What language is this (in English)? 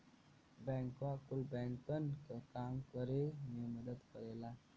Bhojpuri